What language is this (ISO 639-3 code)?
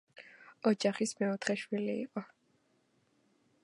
kat